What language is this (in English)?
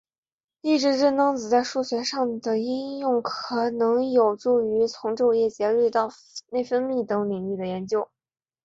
Chinese